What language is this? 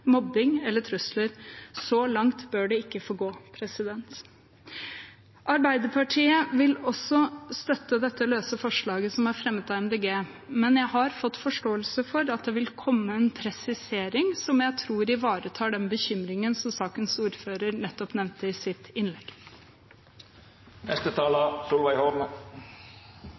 Norwegian Bokmål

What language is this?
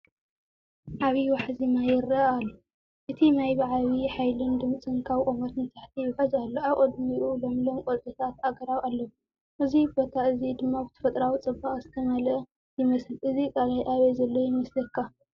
Tigrinya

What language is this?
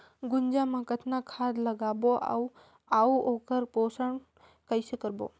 Chhattisgarhi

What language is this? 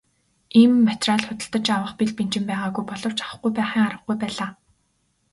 Mongolian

